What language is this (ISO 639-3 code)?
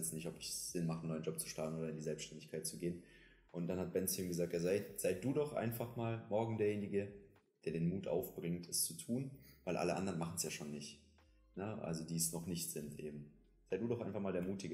deu